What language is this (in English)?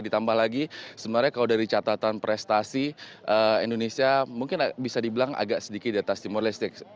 Indonesian